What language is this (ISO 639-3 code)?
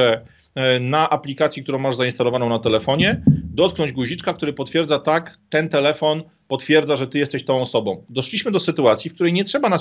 pol